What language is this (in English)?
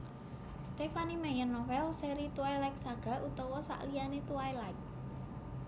Javanese